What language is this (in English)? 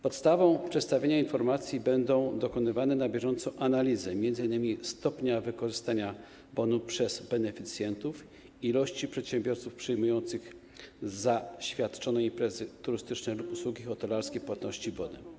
Polish